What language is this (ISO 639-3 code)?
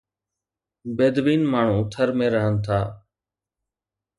snd